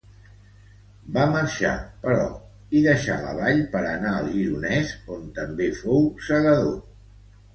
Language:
Catalan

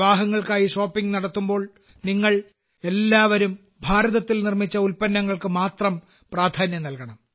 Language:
Malayalam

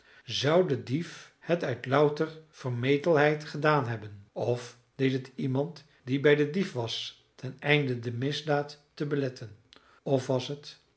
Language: Dutch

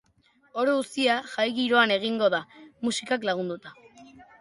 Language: Basque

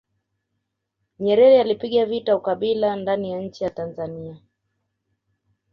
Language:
Swahili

